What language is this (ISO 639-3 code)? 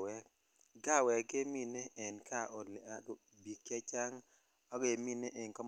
kln